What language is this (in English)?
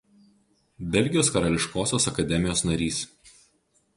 Lithuanian